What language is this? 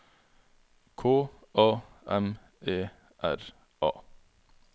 Norwegian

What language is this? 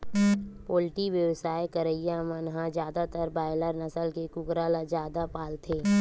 Chhattisgarhi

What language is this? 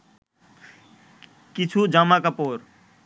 Bangla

